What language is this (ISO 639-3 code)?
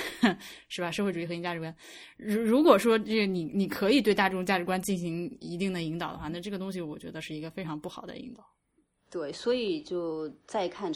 zho